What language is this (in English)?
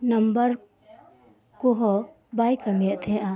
Santali